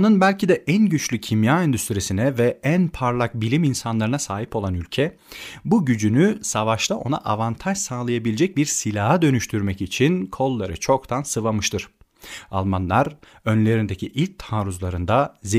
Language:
Turkish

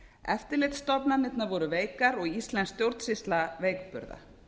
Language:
Icelandic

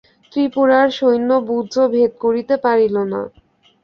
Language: Bangla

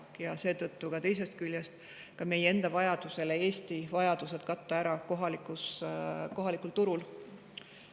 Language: Estonian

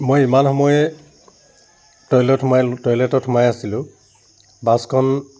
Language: Assamese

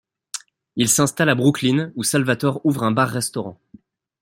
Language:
French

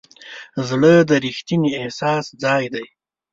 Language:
Pashto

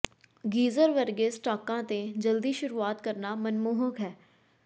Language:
Punjabi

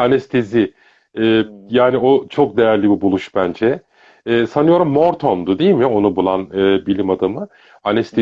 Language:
Turkish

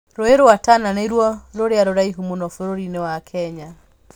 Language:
Kikuyu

